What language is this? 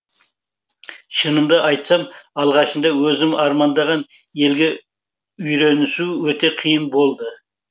Kazakh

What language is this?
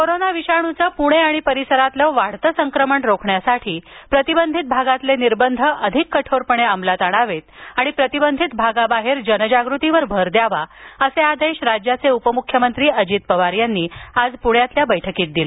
Marathi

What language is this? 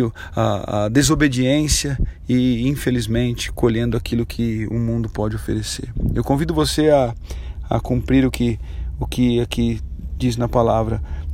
Portuguese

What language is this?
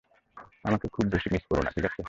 Bangla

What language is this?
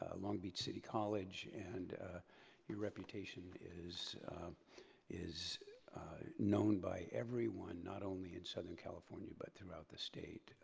English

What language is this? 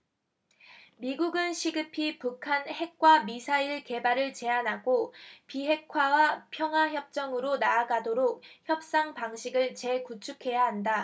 Korean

